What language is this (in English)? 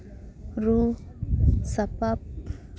Santali